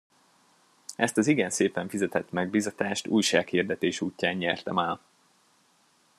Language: Hungarian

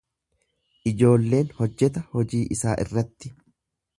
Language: Oromo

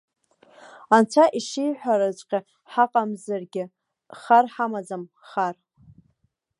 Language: Abkhazian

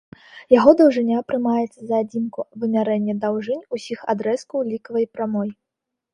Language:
Belarusian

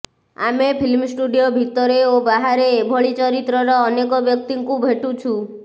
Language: Odia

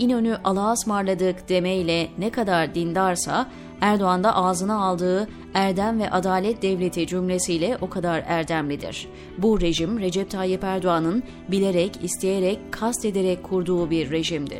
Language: Turkish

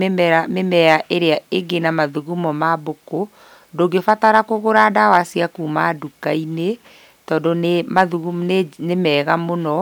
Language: Kikuyu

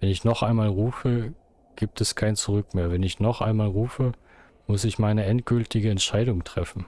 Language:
German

